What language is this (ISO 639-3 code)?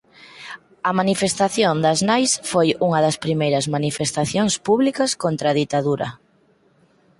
glg